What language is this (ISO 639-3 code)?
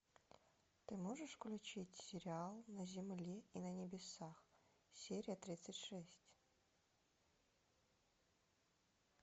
rus